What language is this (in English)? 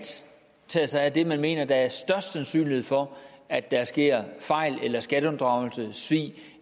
Danish